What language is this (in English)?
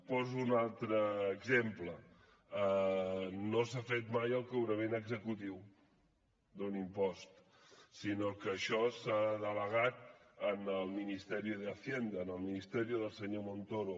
Catalan